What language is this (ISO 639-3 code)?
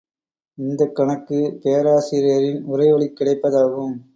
tam